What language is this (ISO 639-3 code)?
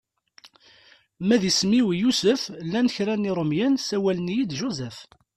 kab